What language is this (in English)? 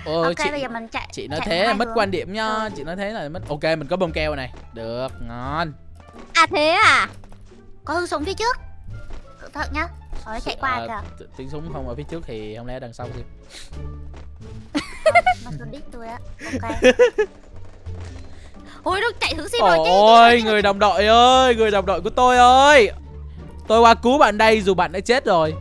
Vietnamese